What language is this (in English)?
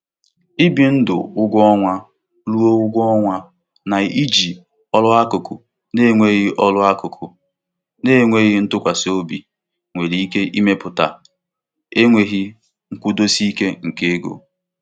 Igbo